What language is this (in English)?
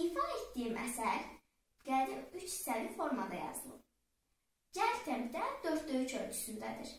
Turkish